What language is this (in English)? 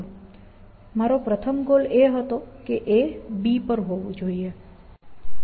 Gujarati